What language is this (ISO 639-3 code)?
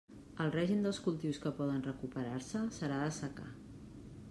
cat